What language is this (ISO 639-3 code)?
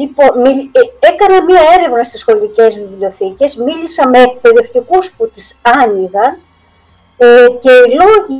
ell